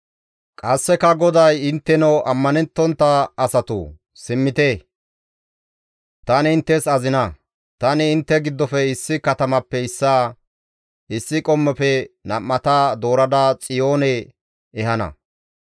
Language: Gamo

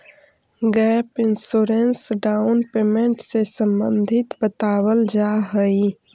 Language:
Magahi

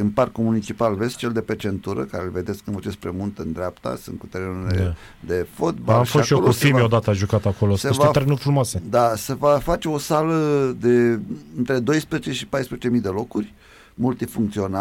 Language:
Romanian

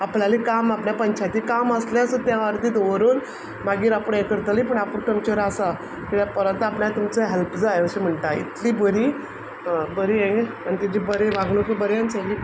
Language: Konkani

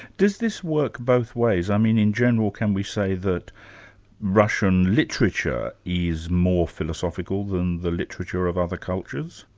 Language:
English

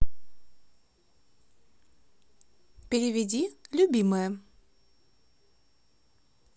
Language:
Russian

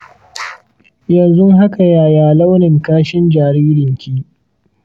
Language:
Hausa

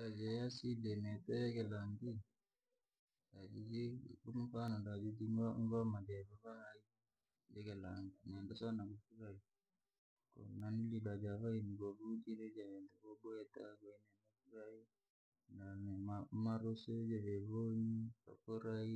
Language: Langi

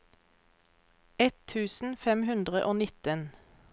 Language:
Norwegian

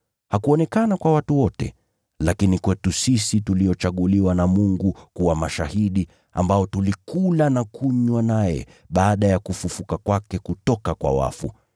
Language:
Swahili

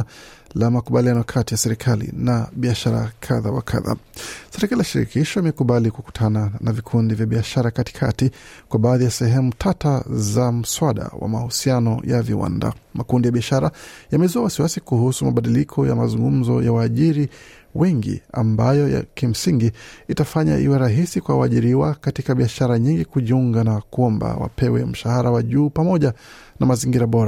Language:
Swahili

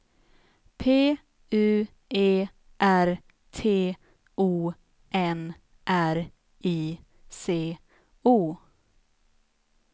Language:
Swedish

